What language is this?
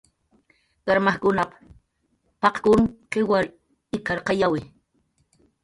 Jaqaru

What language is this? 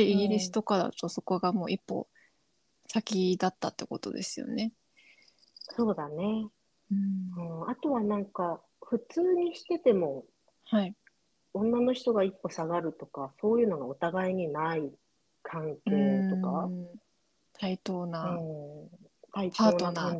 Japanese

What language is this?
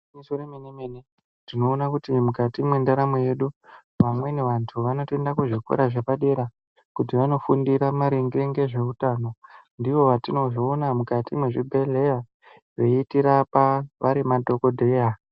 Ndau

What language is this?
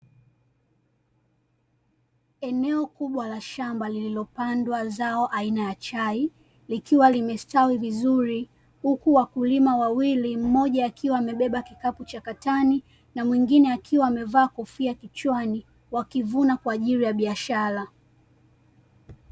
Swahili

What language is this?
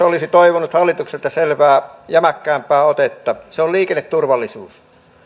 Finnish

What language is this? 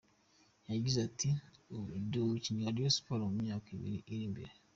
Kinyarwanda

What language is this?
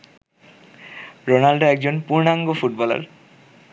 Bangla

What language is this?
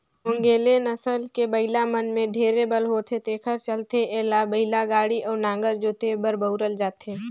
Chhattisgarhi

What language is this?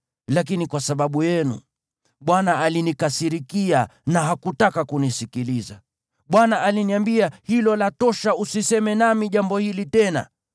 Swahili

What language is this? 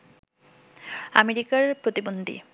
Bangla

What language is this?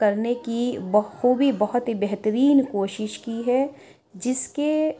Urdu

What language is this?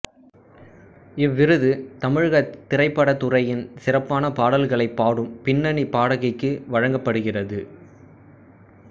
Tamil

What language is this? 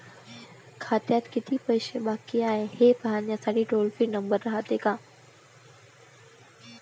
Marathi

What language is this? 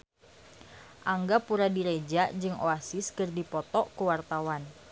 Sundanese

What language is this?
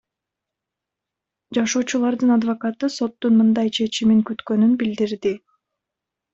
Kyrgyz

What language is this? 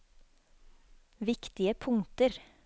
Norwegian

